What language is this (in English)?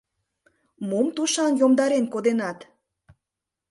Mari